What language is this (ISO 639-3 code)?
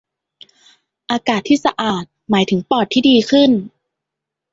tha